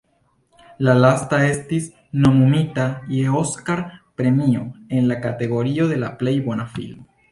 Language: Esperanto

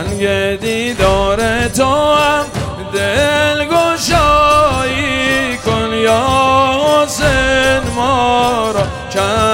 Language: Persian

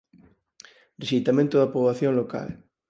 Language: Galician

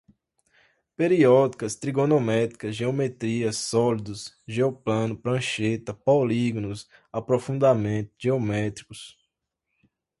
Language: Portuguese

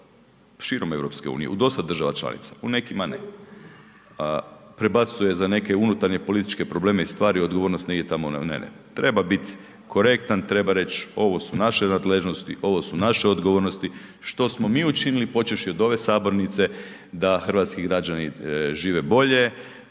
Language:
Croatian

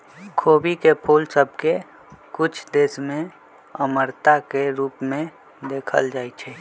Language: Magahi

